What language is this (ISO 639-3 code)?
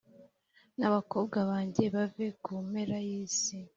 kin